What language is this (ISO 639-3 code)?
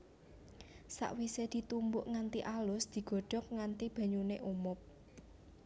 jav